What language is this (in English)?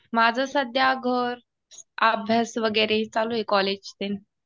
Marathi